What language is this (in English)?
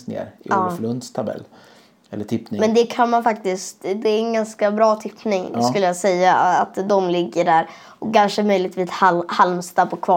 Swedish